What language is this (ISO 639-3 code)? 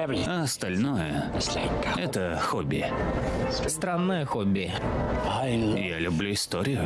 rus